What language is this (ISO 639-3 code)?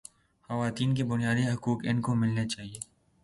urd